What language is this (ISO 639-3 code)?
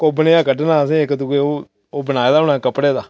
doi